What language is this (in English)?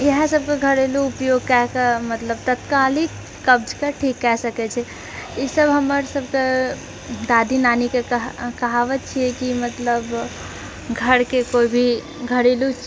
Maithili